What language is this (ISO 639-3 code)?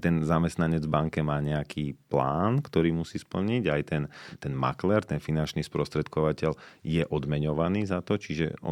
slk